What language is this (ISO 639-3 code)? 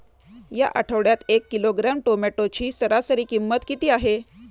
mar